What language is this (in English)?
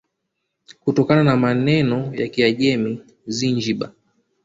Swahili